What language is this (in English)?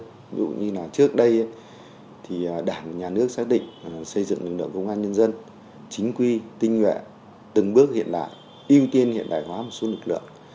Vietnamese